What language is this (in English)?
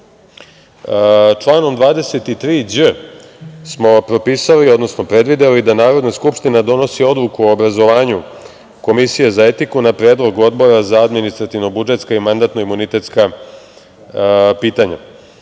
Serbian